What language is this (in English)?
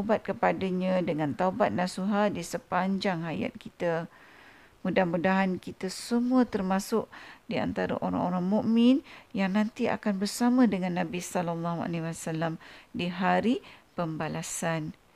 Malay